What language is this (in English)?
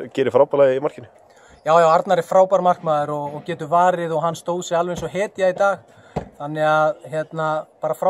German